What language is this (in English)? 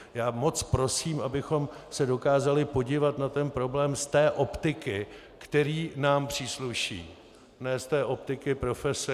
Czech